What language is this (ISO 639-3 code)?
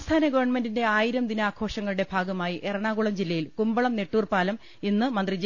mal